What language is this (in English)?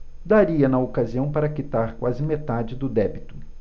Portuguese